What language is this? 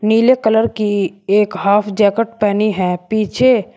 Hindi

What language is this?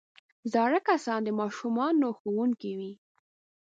Pashto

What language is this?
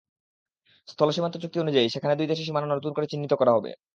Bangla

